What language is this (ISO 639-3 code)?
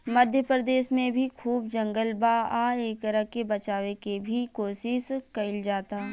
bho